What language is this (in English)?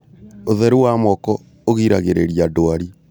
Kikuyu